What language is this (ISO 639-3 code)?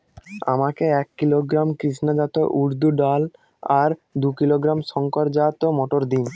ben